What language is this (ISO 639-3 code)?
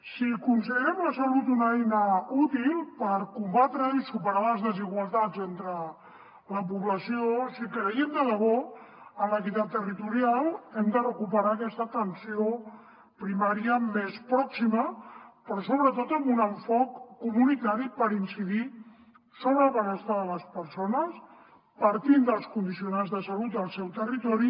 cat